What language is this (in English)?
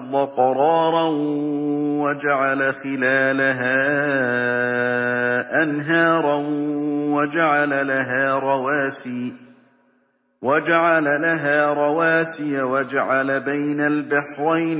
Arabic